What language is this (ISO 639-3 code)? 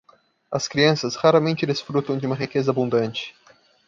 por